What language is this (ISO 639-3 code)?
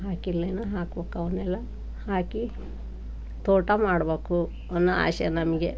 kan